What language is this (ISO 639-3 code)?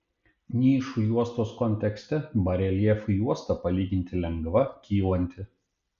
lit